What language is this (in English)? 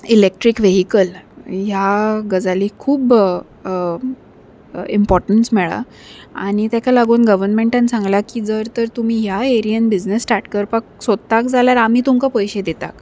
Konkani